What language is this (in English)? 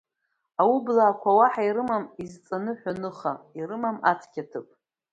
Abkhazian